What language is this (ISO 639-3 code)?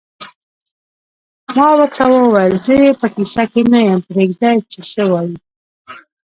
pus